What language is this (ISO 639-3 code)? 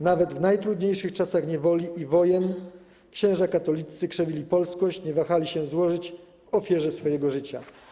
pol